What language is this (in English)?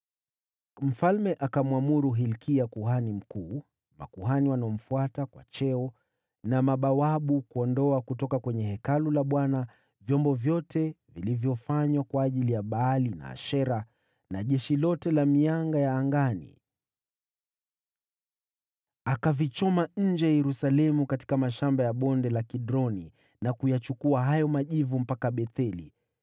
Swahili